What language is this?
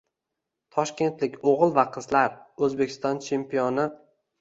Uzbek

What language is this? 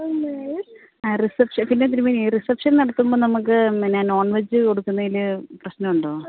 Malayalam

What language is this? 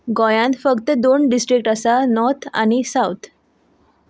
Konkani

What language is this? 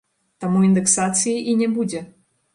Belarusian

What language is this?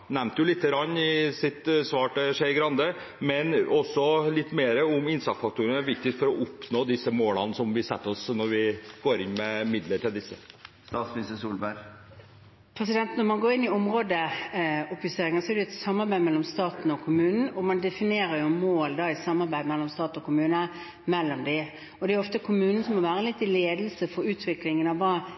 Norwegian Bokmål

